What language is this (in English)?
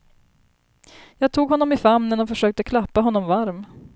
Swedish